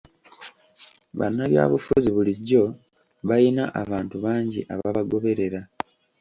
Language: Ganda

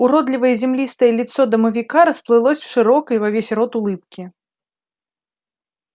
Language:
Russian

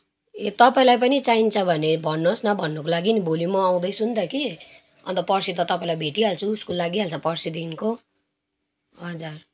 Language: Nepali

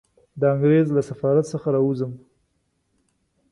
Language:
Pashto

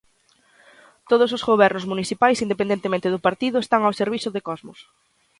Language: Galician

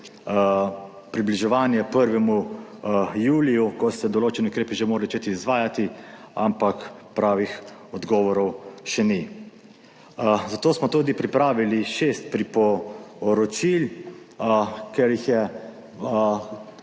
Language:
Slovenian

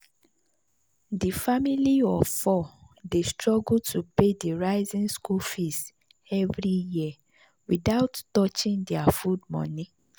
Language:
Nigerian Pidgin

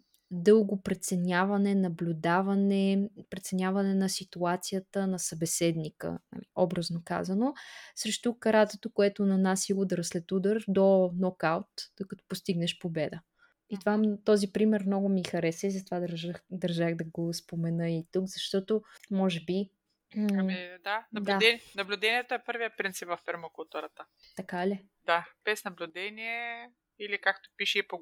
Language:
Bulgarian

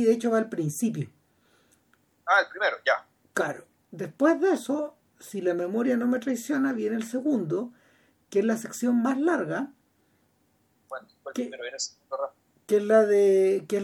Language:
Spanish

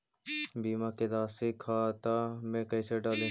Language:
Magahi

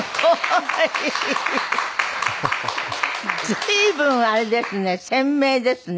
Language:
Japanese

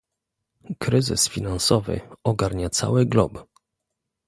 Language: Polish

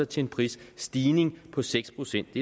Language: Danish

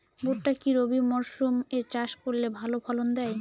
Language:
Bangla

